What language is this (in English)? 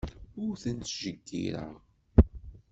Kabyle